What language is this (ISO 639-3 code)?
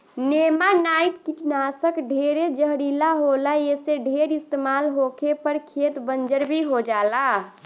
bho